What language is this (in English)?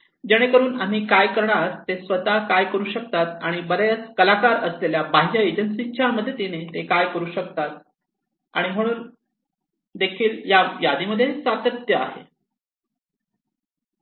Marathi